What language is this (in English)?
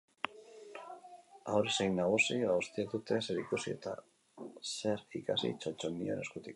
Basque